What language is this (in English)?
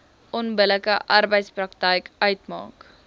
Afrikaans